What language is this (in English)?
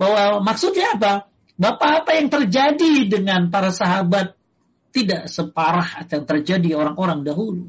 Indonesian